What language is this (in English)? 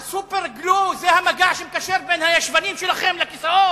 Hebrew